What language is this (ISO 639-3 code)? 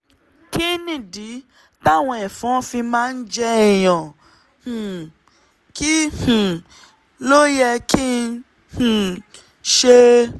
yor